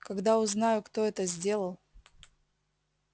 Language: Russian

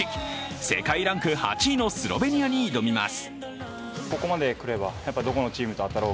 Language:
Japanese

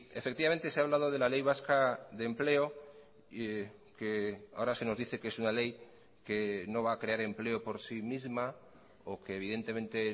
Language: Spanish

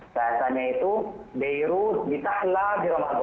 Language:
Indonesian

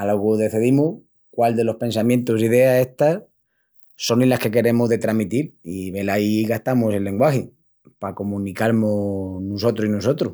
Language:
Extremaduran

